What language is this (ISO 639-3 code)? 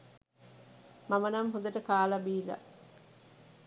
sin